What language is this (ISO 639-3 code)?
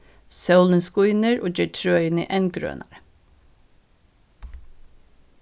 fao